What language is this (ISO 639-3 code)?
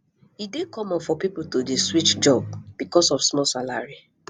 pcm